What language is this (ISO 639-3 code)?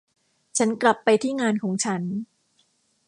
tha